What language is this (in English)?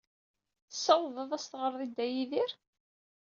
Kabyle